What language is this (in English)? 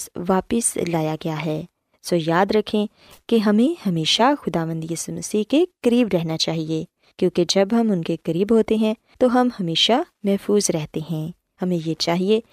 Urdu